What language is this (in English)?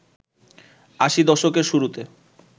Bangla